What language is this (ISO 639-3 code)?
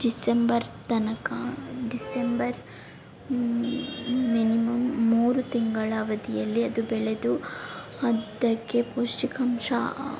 kan